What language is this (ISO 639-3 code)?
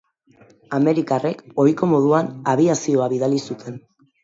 eus